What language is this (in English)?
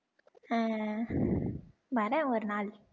Tamil